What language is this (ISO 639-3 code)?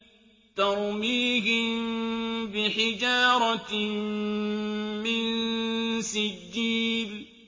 ara